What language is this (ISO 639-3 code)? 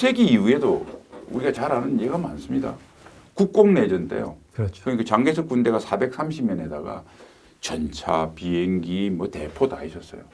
kor